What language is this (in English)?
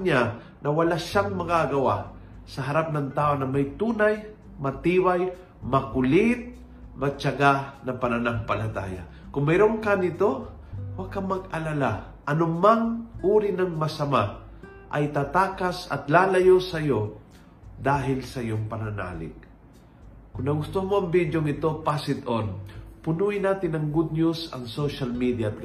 Filipino